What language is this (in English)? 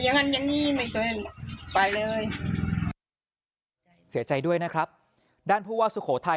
Thai